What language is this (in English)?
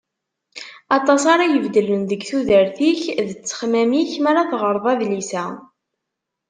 Kabyle